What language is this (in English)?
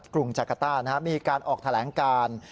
Thai